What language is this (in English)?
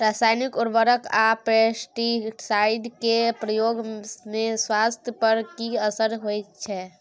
Maithili